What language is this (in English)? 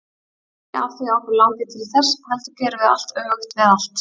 Icelandic